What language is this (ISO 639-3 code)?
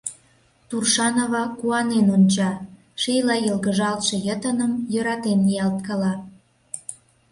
chm